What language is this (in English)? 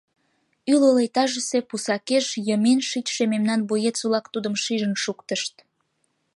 Mari